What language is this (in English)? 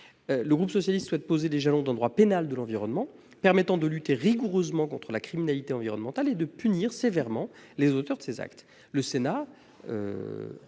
French